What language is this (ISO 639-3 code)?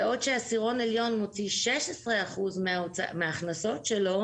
heb